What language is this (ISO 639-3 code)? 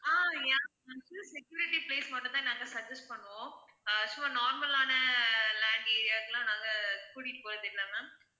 tam